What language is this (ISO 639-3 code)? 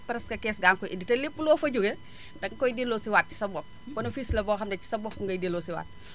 wol